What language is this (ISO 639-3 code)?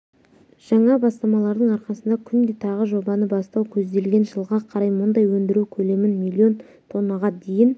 kaz